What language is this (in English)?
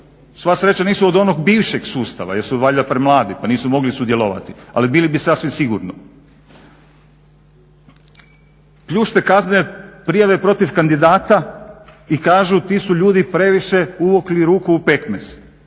Croatian